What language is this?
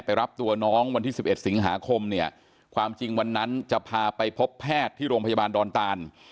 Thai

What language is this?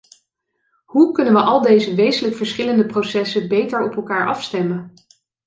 Dutch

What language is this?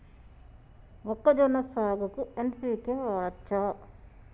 Telugu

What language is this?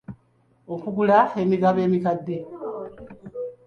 Ganda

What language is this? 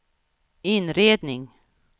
Swedish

